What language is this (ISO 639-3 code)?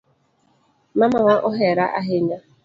luo